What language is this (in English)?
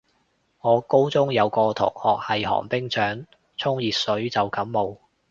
Cantonese